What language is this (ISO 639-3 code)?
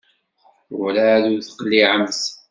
kab